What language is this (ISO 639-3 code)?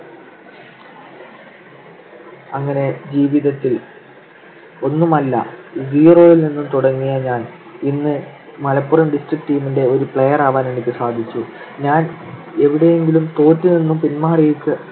mal